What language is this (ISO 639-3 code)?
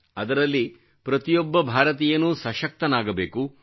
kan